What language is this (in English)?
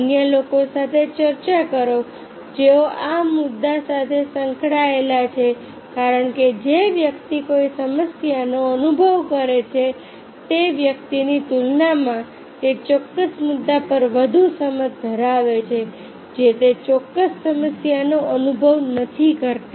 Gujarati